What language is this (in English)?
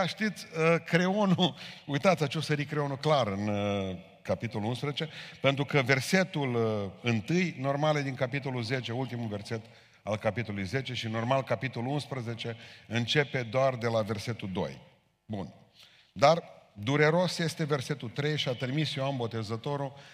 Romanian